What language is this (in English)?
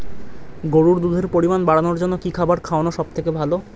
Bangla